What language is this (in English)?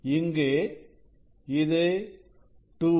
Tamil